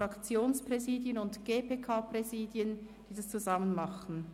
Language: Swiss German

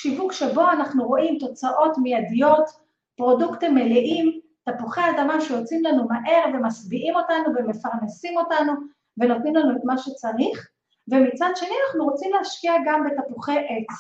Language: Hebrew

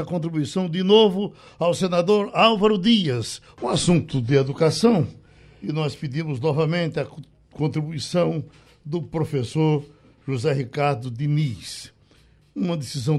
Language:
Portuguese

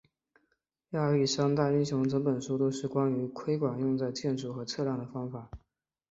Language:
Chinese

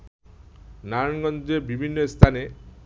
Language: Bangla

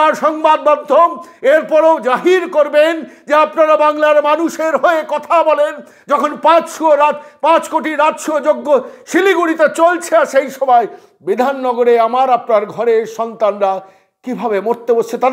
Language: Turkish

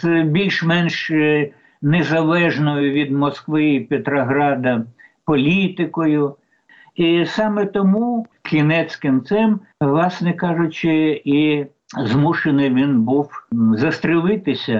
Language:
Ukrainian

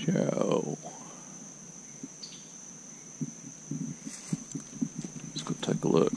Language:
English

